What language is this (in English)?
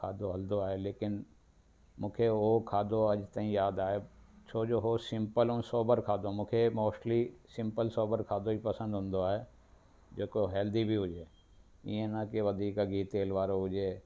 Sindhi